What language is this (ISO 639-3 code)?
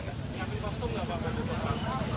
ind